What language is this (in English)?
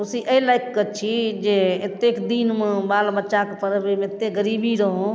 Maithili